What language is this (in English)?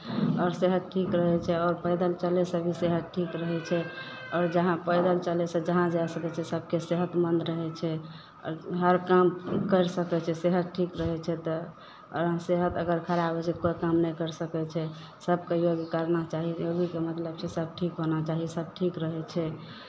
Maithili